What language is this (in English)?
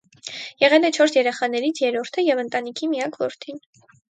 Armenian